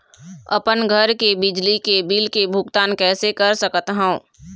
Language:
Chhattisgarhi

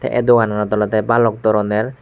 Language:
Chakma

